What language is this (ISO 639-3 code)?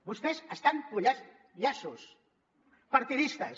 cat